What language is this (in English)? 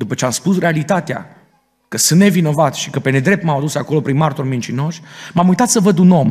Romanian